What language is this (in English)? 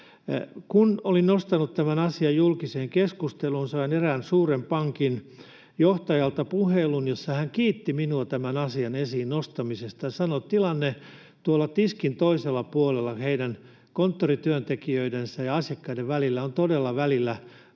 Finnish